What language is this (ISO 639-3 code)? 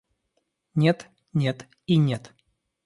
rus